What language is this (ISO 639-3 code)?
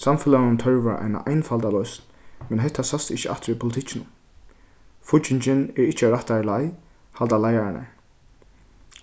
fao